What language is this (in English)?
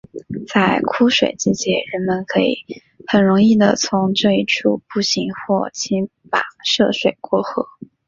Chinese